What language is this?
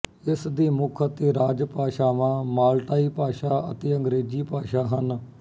Punjabi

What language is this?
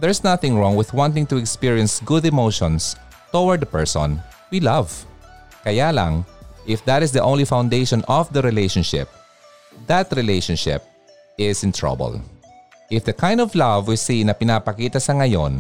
Filipino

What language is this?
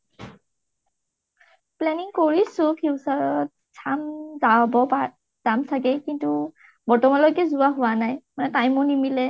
Assamese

